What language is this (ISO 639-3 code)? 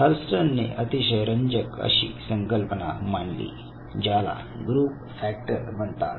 mar